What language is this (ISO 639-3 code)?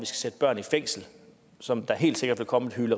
dan